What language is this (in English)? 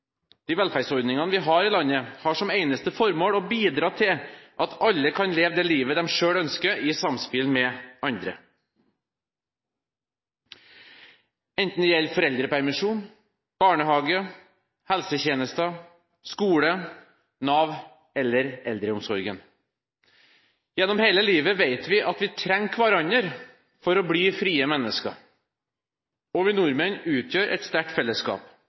Norwegian Bokmål